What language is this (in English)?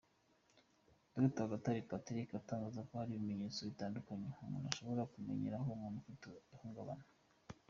Kinyarwanda